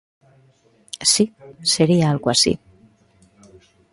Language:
Galician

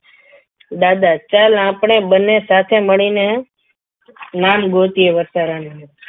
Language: Gujarati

